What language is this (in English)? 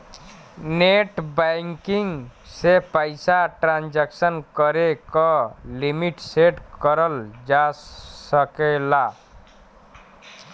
Bhojpuri